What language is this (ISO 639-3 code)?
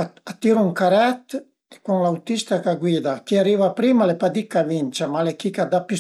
pms